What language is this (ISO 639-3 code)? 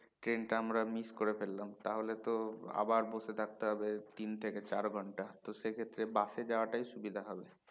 ben